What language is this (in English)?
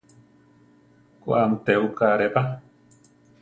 Central Tarahumara